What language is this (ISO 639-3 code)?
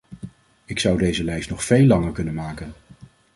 nld